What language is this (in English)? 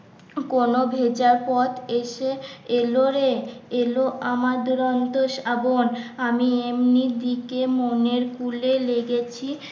Bangla